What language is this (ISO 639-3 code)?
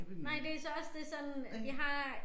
dan